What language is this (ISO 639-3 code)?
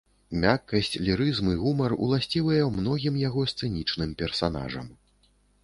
bel